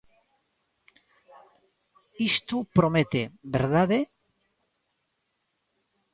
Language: Galician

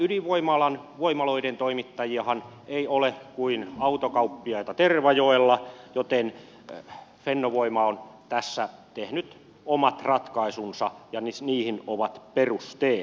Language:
Finnish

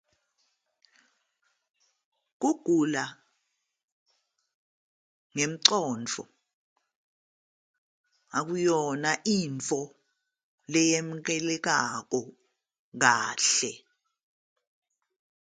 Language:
Zulu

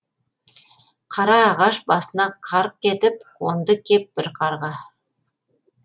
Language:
Kazakh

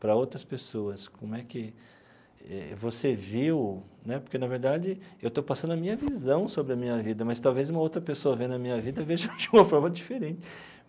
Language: Portuguese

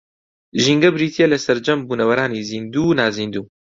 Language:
Central Kurdish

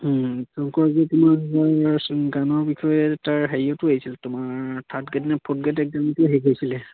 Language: Assamese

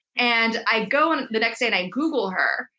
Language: English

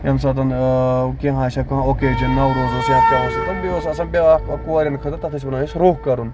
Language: Kashmiri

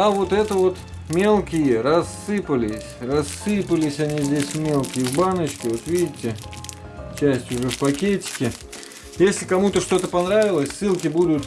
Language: Russian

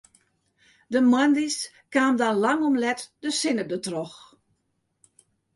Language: Western Frisian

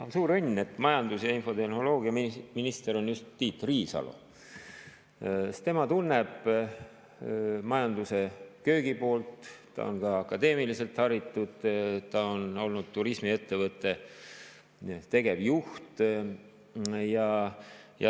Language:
Estonian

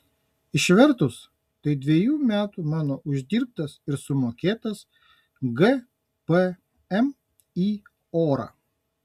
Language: Lithuanian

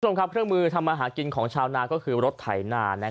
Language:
Thai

